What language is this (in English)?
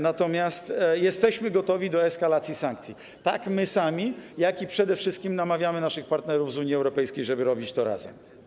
Polish